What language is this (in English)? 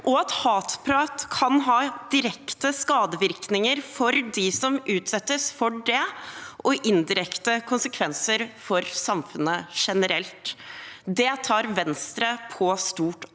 Norwegian